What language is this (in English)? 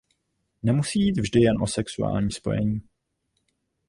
Czech